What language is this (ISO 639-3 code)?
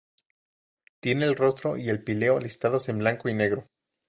spa